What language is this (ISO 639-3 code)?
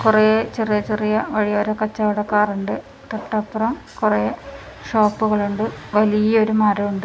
mal